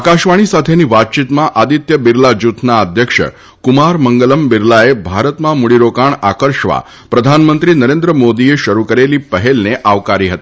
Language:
Gujarati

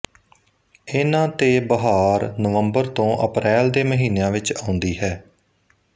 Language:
Punjabi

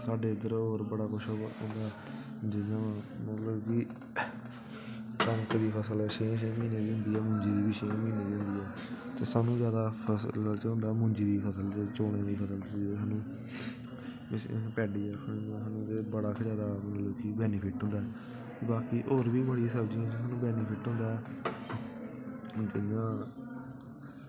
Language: Dogri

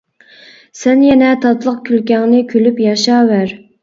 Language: Uyghur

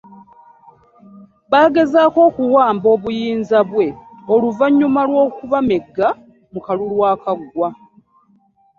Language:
Ganda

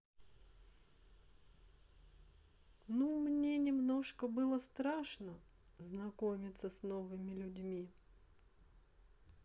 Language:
Russian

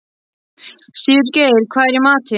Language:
Icelandic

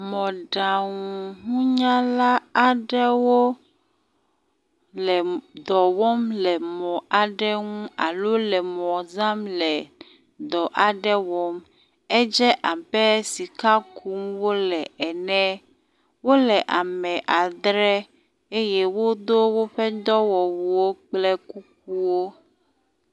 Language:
Ewe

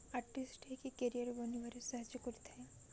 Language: Odia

